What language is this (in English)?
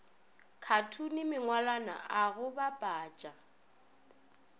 Northern Sotho